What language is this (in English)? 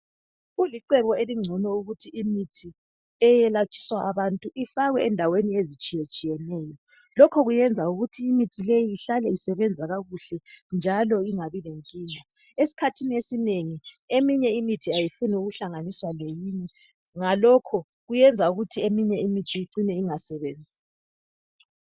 North Ndebele